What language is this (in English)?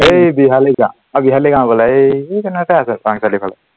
Assamese